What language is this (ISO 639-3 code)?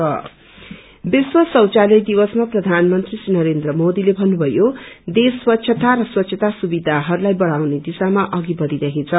nep